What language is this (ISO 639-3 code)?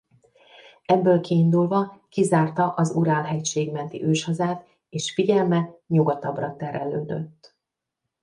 hun